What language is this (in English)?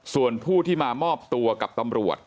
Thai